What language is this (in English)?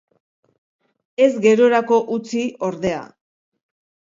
Basque